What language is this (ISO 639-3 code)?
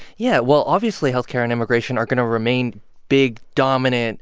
eng